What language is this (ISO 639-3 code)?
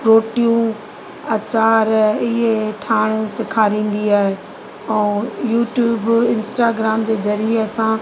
snd